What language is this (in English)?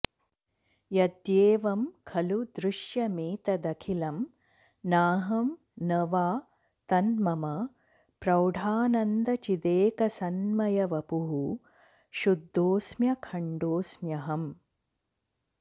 Sanskrit